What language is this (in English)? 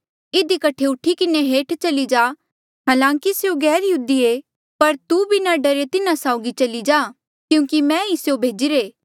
Mandeali